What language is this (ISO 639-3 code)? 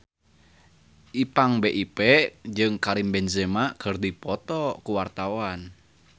sun